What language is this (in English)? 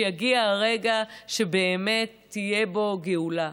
Hebrew